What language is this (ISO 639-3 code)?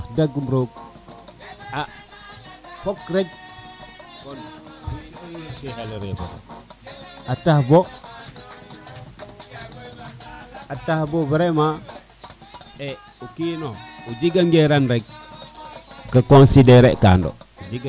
srr